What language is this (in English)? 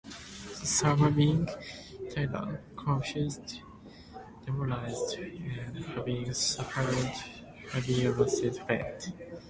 English